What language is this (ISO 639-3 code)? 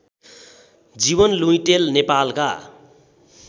nep